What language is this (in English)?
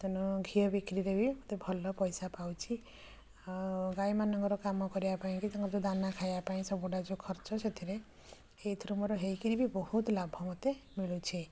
Odia